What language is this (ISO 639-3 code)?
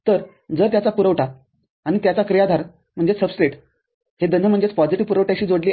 mar